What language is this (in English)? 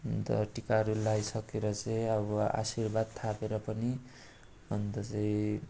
Nepali